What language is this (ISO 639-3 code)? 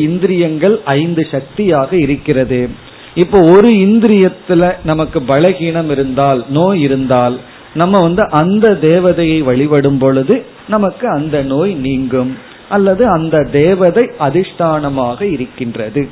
tam